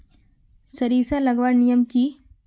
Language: Magahi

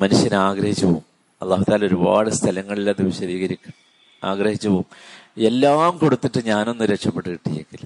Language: Malayalam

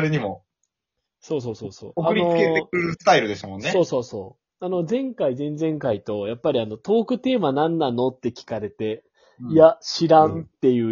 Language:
Japanese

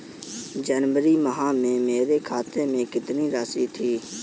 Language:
Hindi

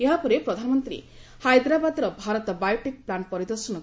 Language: Odia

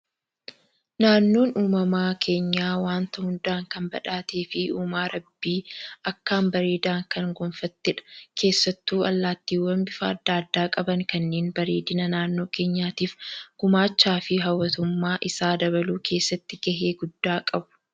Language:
Oromo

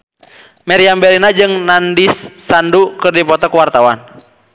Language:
Sundanese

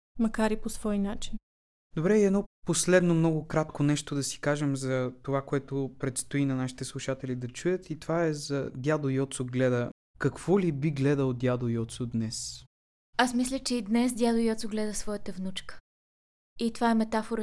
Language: Bulgarian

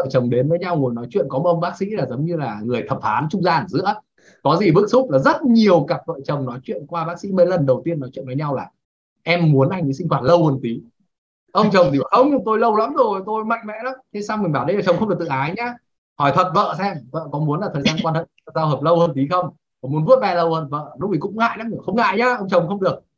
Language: Vietnamese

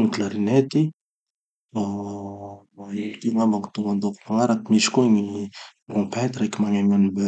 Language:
Tanosy Malagasy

